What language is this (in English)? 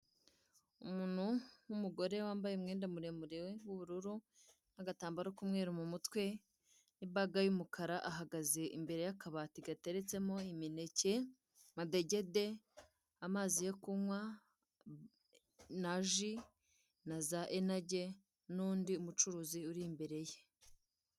Kinyarwanda